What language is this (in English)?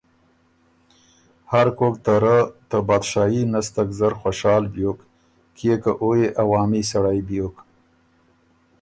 Ormuri